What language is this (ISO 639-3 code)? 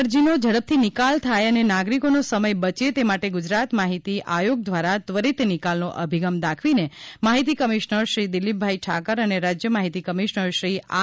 guj